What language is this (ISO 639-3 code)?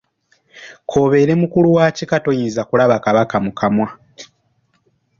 lug